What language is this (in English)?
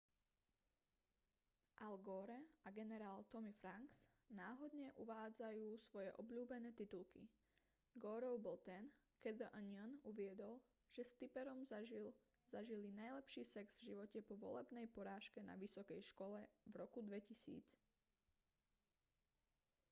Slovak